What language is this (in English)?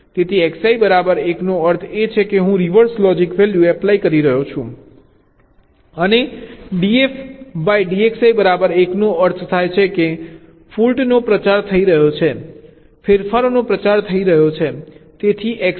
Gujarati